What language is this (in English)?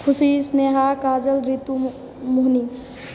Maithili